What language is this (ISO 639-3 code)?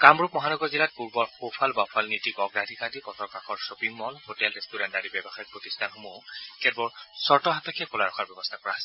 asm